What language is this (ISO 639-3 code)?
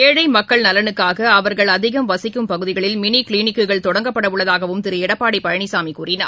tam